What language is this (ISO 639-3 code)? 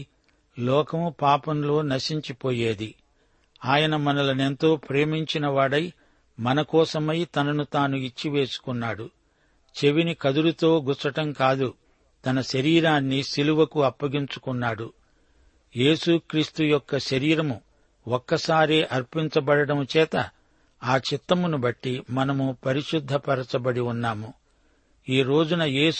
tel